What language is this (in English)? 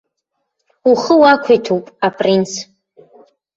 Abkhazian